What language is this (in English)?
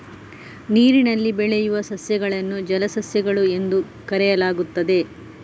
Kannada